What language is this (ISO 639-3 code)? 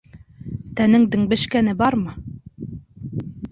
bak